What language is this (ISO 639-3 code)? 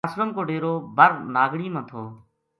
gju